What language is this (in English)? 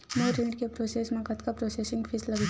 Chhattisgarhi